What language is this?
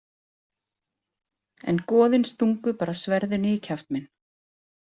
Icelandic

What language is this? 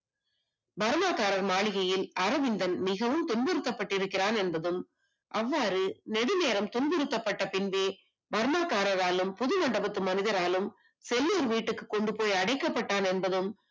Tamil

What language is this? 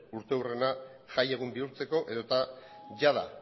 Basque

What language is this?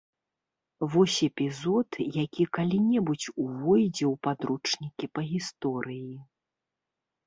Belarusian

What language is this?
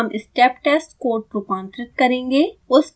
Hindi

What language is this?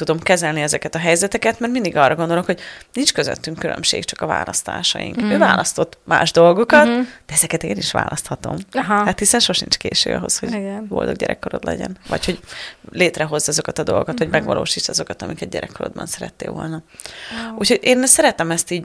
Hungarian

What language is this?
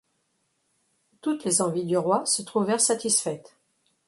French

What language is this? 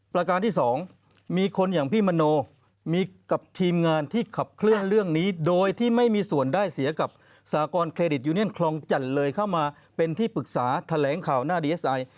Thai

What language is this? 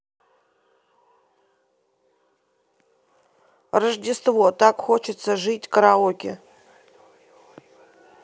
Russian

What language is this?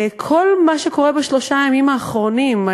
Hebrew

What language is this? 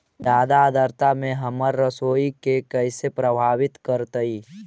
Magahi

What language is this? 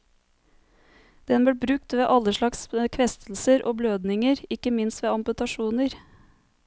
Norwegian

